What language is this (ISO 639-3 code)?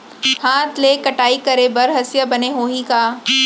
hne